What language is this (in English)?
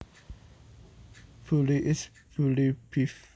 Javanese